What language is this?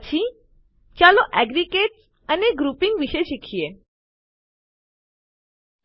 Gujarati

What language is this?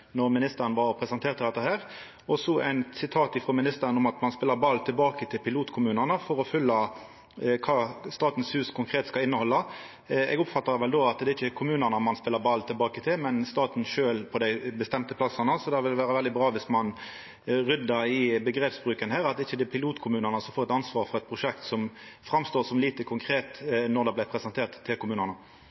Norwegian Nynorsk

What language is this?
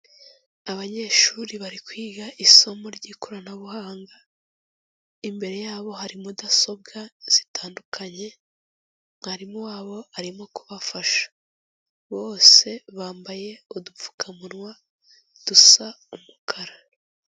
Kinyarwanda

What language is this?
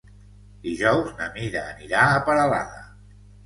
Catalan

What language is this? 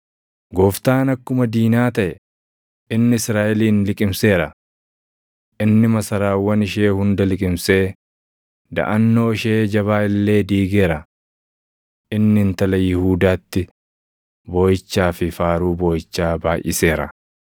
Oromo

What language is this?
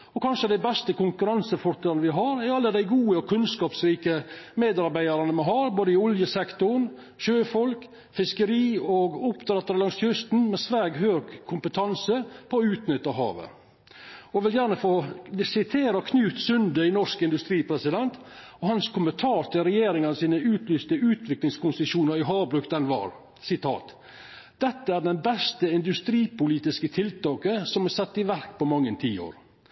Norwegian Nynorsk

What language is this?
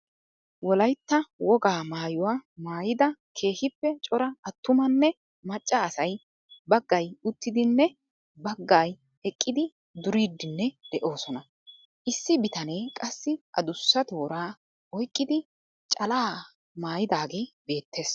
Wolaytta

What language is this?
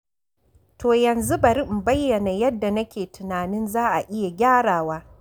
Hausa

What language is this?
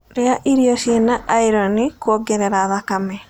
Kikuyu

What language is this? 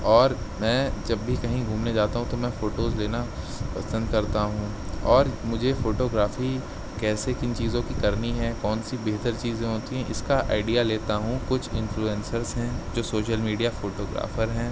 Urdu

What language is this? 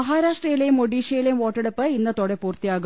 Malayalam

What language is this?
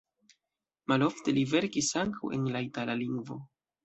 Esperanto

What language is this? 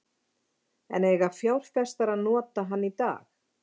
Icelandic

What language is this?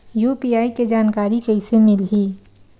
Chhattisgarhi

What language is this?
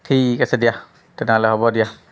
Assamese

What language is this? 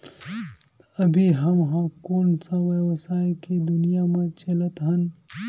Chhattisgarhi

